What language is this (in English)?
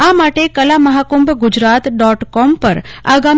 Gujarati